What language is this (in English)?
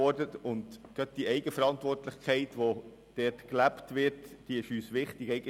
Swiss German